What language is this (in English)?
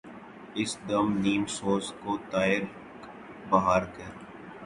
Urdu